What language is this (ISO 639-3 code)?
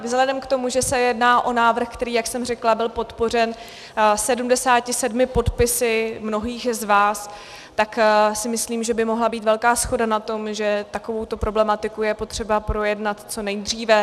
ces